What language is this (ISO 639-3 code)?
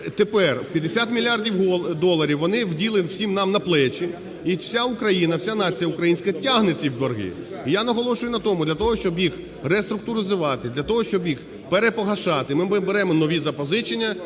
ukr